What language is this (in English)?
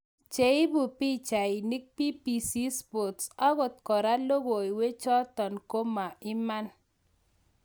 Kalenjin